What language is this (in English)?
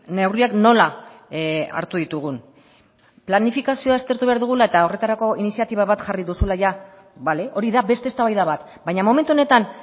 Basque